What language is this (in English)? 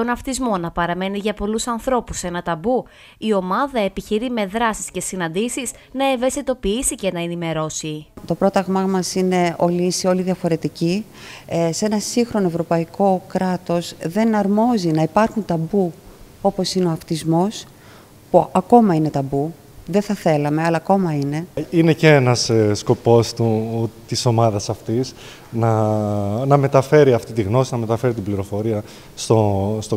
Greek